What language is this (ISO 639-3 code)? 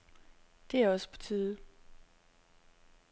dan